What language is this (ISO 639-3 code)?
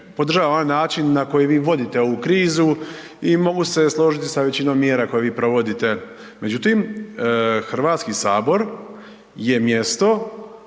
hrv